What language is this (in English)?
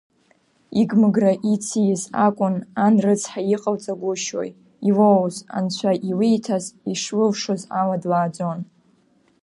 Abkhazian